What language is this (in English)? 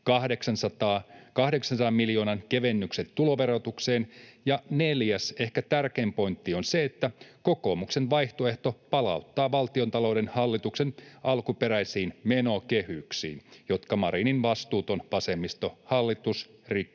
Finnish